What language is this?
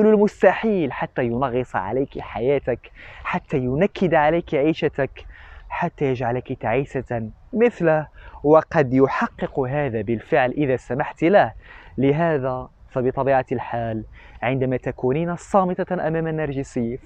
Arabic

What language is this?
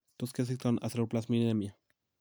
Kalenjin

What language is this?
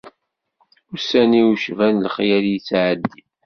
Kabyle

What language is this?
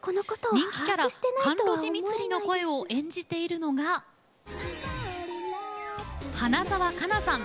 Japanese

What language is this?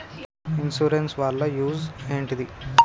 Telugu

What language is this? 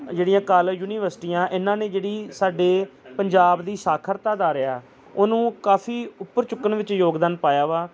Punjabi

